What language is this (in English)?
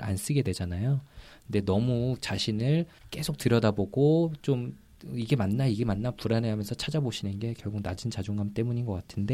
Korean